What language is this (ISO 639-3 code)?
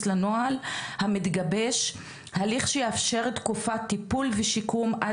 heb